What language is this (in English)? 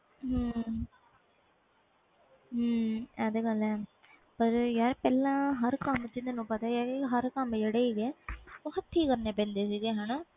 Punjabi